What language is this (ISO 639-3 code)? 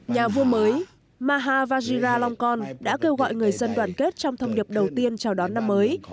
vie